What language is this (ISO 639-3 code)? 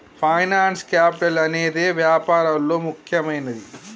tel